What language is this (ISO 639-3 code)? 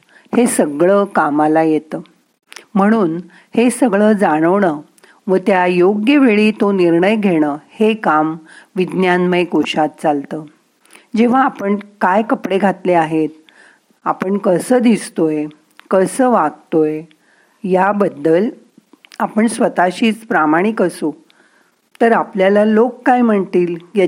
mar